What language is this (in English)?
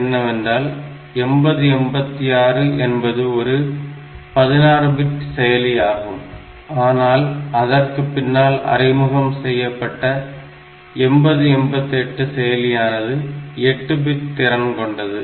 Tamil